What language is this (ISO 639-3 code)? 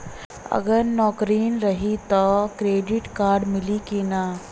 bho